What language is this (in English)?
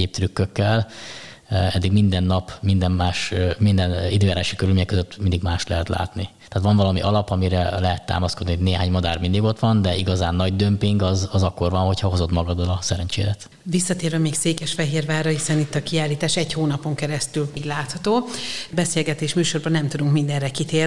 Hungarian